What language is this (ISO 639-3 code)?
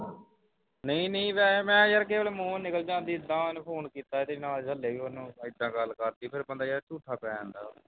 pan